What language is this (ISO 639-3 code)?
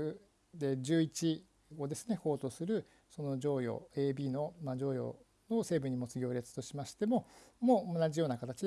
jpn